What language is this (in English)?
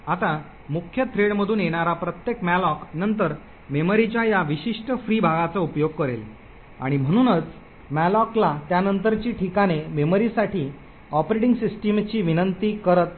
Marathi